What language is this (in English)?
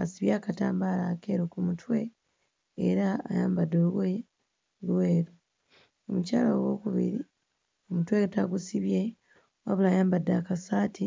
Ganda